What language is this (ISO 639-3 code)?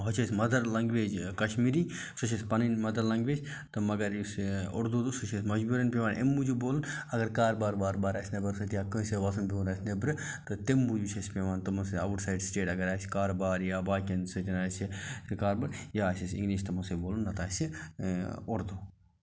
kas